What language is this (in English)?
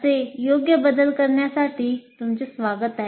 Marathi